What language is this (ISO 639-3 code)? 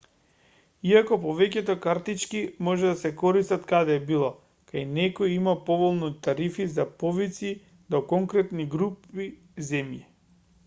mkd